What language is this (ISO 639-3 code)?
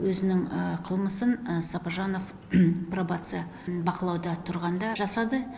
kaz